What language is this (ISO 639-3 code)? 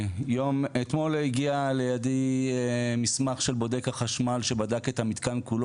heb